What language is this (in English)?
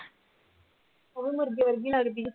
Punjabi